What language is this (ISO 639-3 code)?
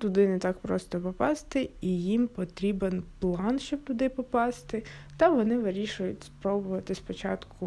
ukr